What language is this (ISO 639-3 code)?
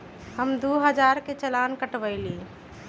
mag